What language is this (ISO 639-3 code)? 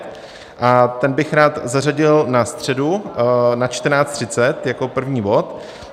ces